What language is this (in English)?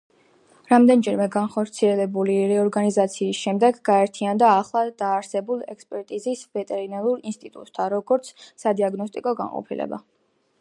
Georgian